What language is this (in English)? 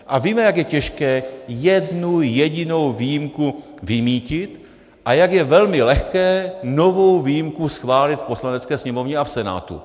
Czech